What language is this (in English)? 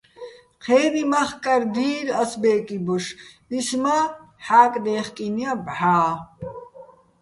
Bats